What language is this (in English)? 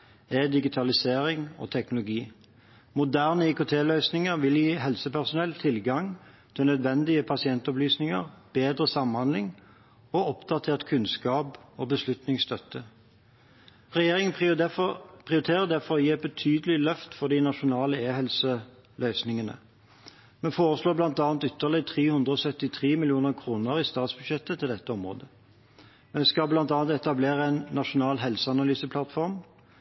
Norwegian Bokmål